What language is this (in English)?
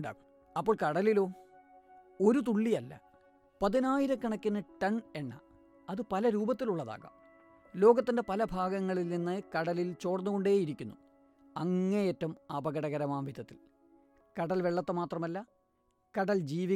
Malayalam